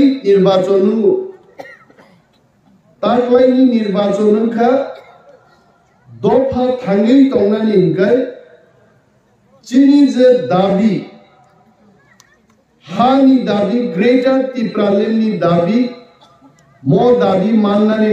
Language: Turkish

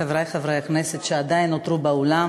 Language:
Hebrew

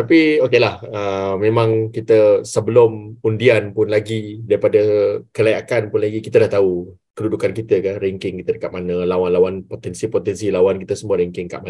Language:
Malay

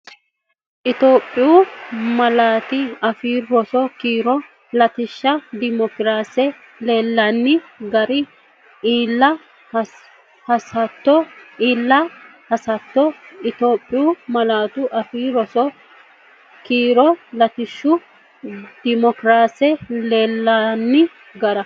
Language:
Sidamo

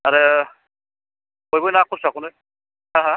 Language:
Bodo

